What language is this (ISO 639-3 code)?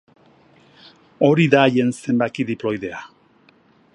eus